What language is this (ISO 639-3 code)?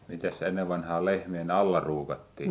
fin